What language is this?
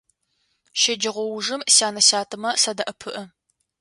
Adyghe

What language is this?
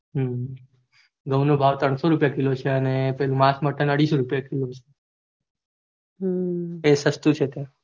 Gujarati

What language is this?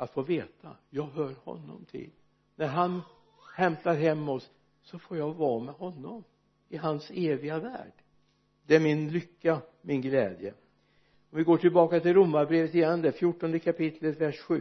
Swedish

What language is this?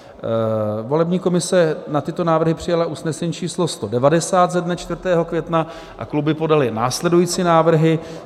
Czech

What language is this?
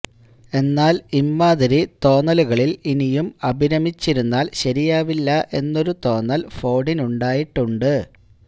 Malayalam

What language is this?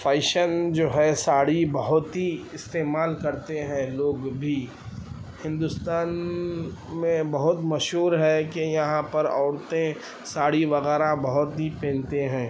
Urdu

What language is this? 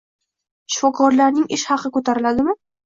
Uzbek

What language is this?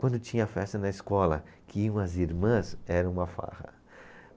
Portuguese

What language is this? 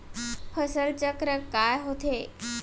Chhattisgarhi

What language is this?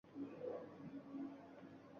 Uzbek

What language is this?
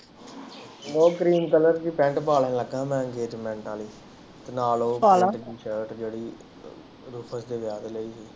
Punjabi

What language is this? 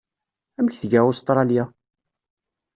Kabyle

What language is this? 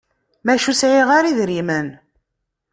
Kabyle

